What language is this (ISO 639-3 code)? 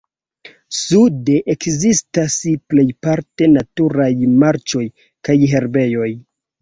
epo